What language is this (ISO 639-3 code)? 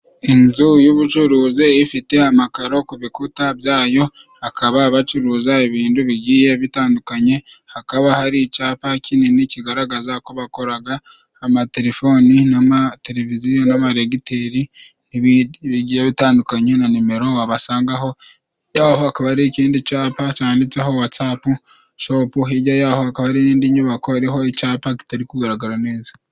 kin